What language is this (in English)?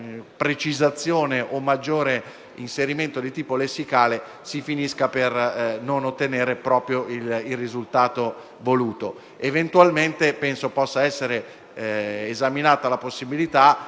Italian